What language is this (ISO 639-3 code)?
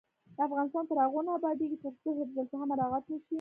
pus